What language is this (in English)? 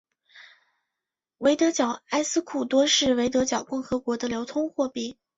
Chinese